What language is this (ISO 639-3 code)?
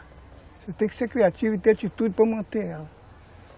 por